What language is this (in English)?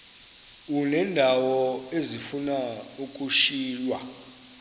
Xhosa